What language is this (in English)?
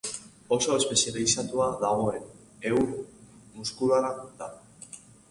Basque